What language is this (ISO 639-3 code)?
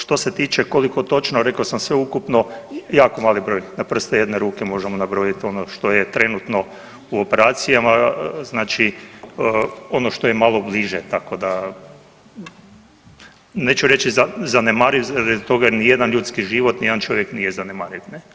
hrv